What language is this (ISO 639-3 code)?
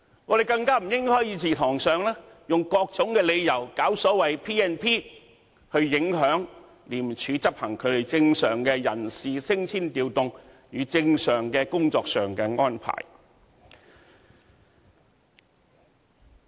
yue